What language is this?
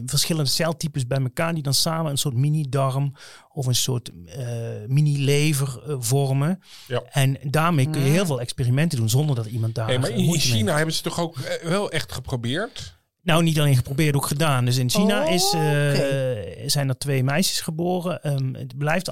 Dutch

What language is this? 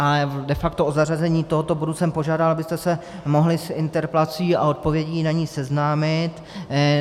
Czech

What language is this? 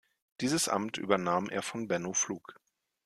German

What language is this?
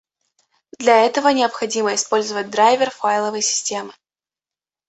Russian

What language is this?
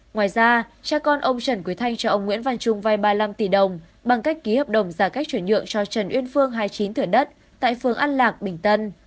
Vietnamese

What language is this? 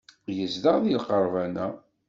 Kabyle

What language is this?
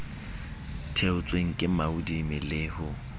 Southern Sotho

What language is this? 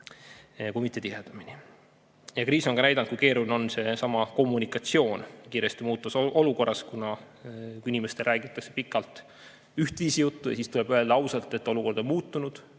Estonian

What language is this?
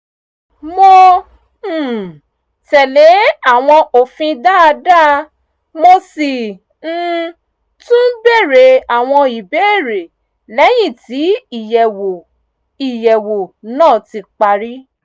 Yoruba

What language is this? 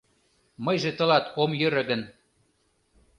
Mari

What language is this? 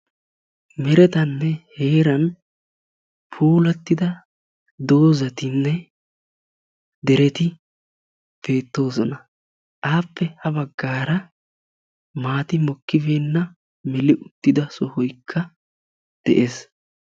Wolaytta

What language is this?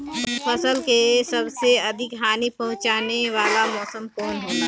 Bhojpuri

